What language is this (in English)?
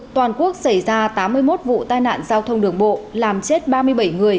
Vietnamese